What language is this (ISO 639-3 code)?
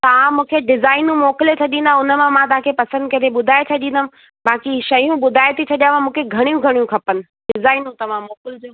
snd